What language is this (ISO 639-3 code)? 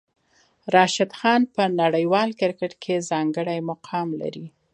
pus